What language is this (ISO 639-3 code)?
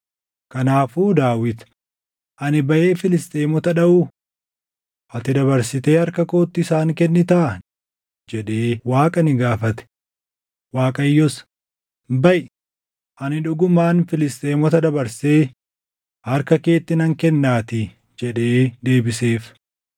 orm